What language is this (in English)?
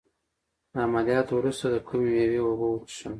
Pashto